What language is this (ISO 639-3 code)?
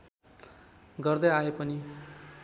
nep